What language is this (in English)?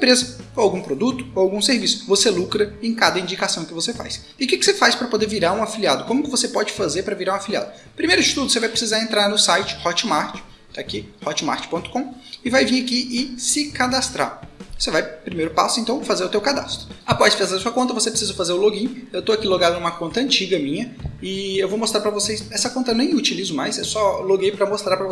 Portuguese